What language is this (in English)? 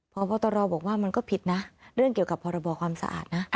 Thai